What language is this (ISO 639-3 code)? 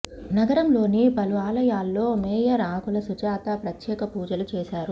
tel